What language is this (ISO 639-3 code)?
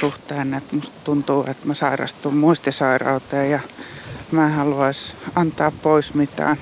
fin